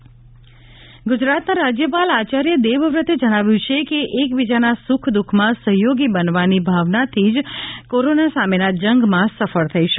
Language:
Gujarati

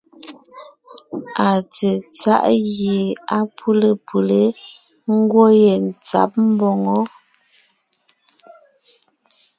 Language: Ngiemboon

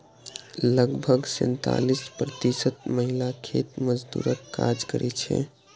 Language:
Maithili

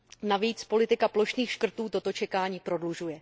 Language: Czech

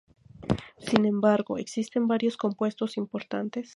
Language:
Spanish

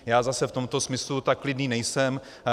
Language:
Czech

